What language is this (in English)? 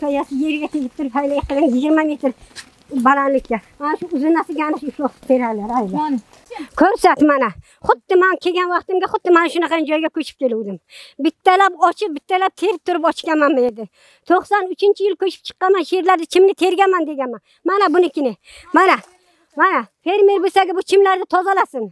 Turkish